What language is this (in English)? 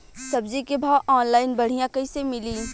Bhojpuri